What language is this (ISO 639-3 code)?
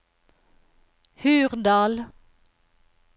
nor